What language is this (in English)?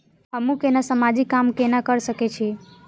Maithili